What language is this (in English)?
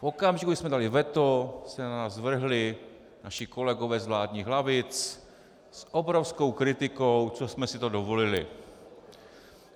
Czech